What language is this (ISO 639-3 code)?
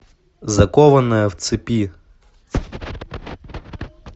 rus